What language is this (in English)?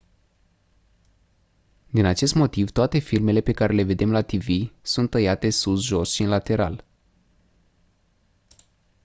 Romanian